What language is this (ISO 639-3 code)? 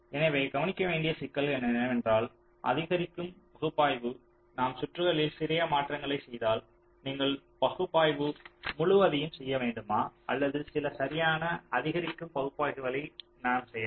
tam